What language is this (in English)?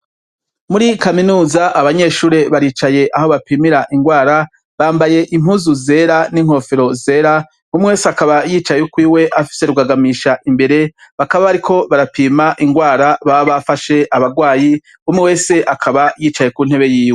Rundi